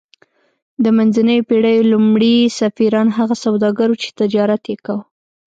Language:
Pashto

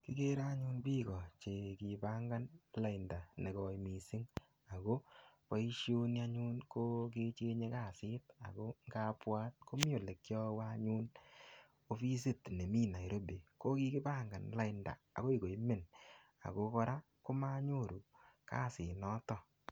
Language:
Kalenjin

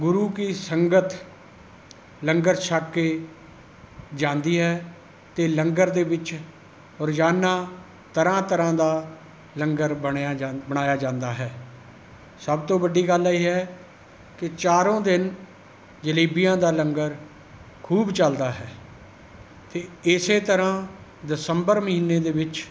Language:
Punjabi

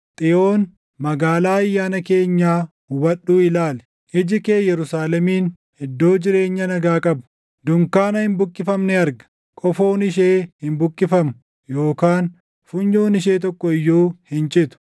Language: Oromo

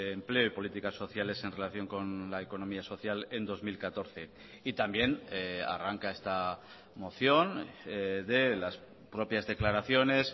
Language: Spanish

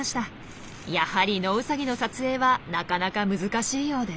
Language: Japanese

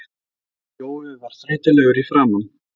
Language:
Icelandic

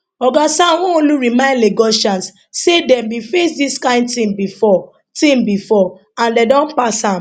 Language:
Nigerian Pidgin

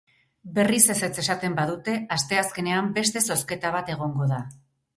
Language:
Basque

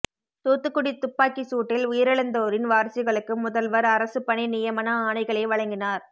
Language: Tamil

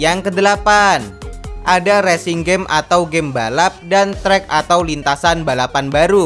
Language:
Indonesian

